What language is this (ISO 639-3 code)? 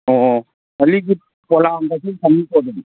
mni